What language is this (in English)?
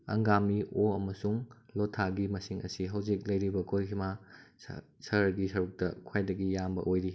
Manipuri